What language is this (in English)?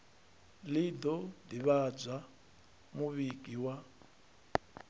Venda